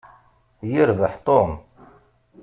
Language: Kabyle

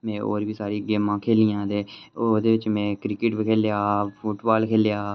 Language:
Dogri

